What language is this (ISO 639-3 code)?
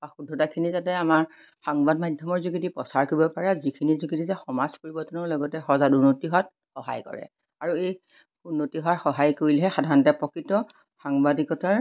asm